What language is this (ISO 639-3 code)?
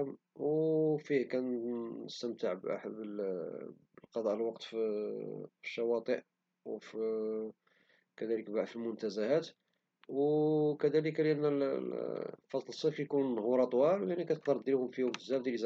ary